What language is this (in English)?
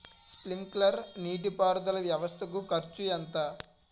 Telugu